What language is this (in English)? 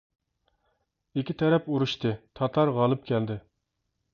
Uyghur